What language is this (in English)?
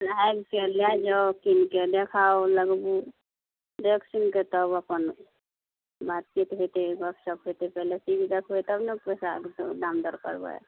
Maithili